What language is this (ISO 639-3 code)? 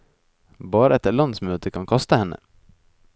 nor